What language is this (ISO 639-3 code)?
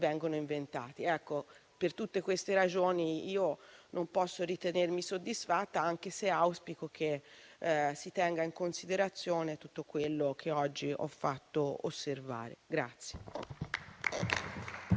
ita